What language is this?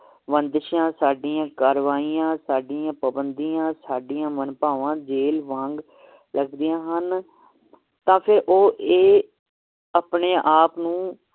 Punjabi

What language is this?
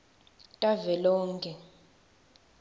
Swati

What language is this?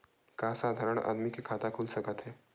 Chhattisgarhi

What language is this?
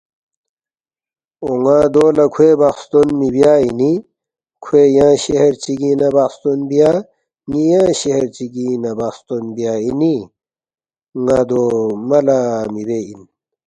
Balti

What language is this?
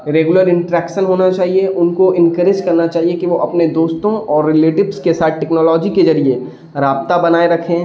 Urdu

